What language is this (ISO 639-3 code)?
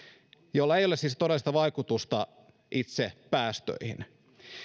fin